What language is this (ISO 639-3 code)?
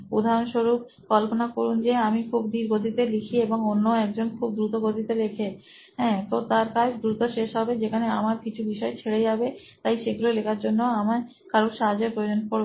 ben